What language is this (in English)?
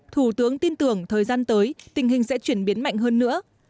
Vietnamese